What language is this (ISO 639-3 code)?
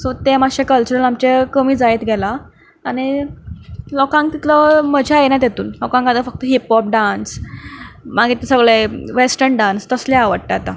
kok